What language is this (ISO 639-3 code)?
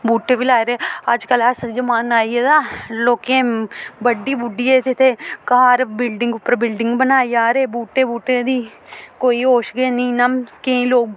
doi